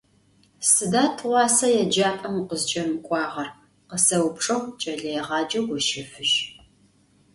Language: Adyghe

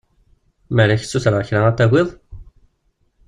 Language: Kabyle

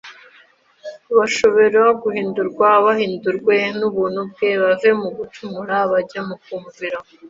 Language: Kinyarwanda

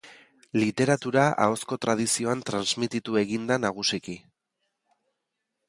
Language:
Basque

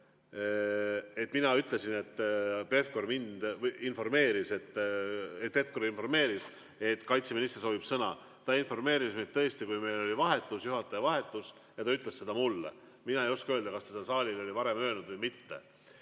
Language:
Estonian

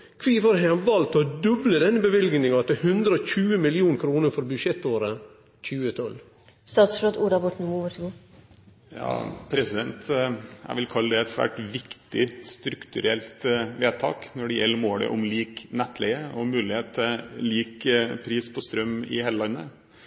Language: Norwegian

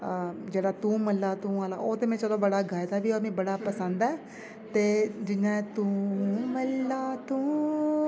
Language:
Dogri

